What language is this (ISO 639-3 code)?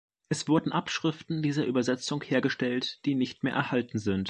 deu